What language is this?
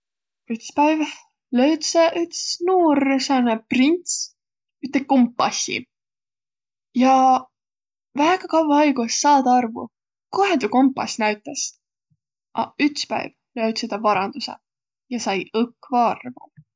Võro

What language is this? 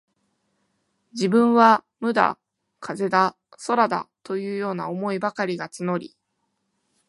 Japanese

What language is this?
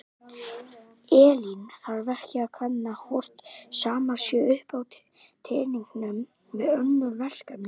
Icelandic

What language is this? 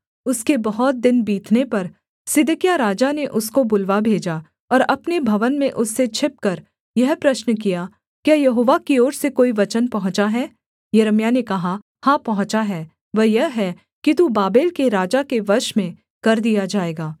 Hindi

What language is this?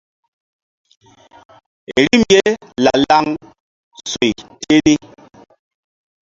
Mbum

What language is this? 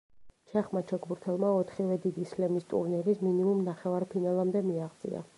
Georgian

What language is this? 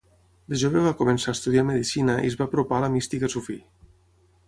Catalan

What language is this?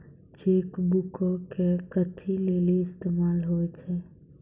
Maithili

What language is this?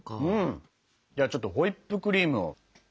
Japanese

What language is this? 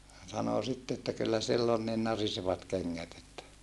Finnish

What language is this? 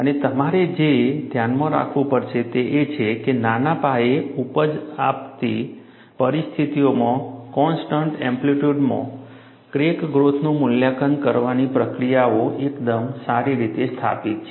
Gujarati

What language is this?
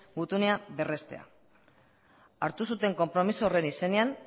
Basque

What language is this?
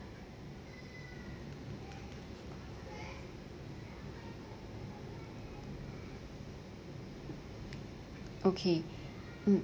English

